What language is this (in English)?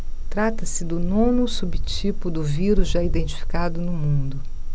Portuguese